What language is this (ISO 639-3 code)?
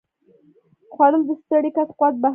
pus